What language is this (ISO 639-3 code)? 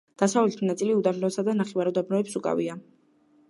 kat